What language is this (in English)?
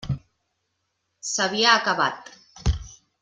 Catalan